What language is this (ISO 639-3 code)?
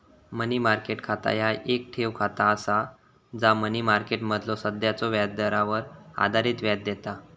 mar